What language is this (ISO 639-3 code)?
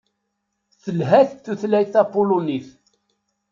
kab